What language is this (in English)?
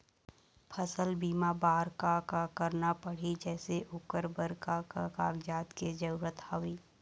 Chhattisgarhi